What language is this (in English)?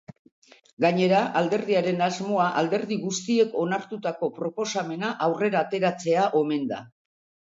Basque